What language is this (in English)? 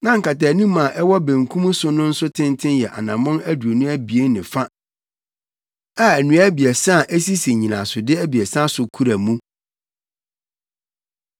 Akan